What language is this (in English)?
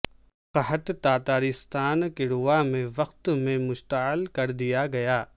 Urdu